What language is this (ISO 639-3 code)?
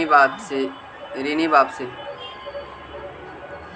mag